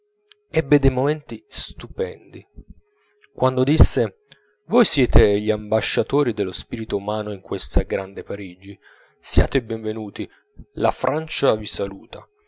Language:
Italian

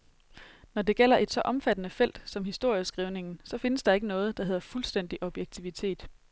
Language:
Danish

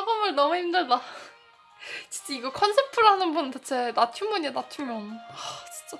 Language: Korean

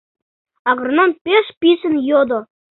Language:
Mari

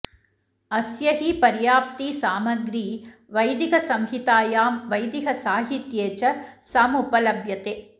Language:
Sanskrit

